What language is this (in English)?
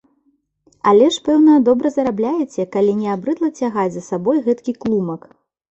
Belarusian